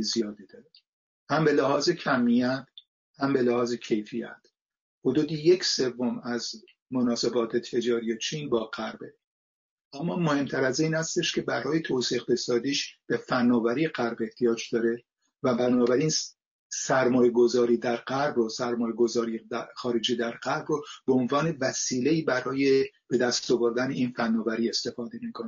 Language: Persian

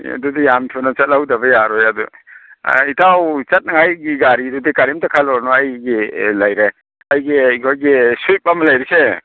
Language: Manipuri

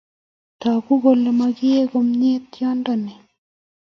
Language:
Kalenjin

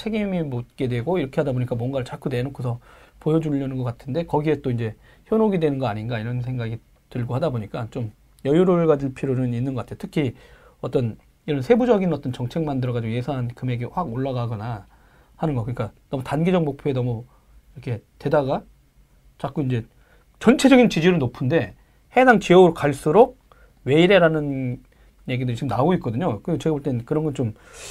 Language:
Korean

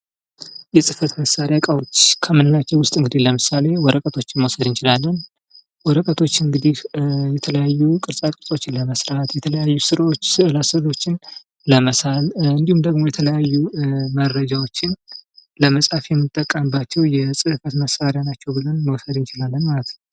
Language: Amharic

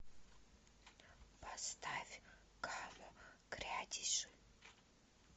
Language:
Russian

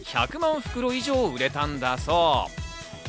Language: Japanese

